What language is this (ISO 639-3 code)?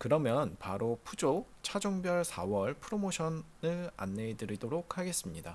kor